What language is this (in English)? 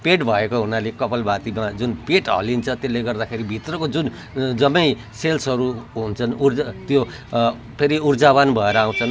Nepali